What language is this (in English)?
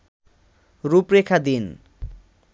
Bangla